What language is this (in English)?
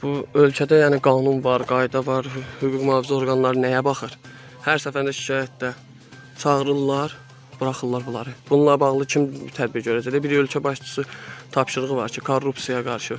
Turkish